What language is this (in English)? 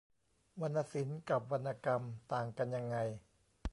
Thai